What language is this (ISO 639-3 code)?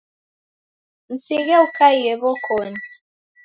dav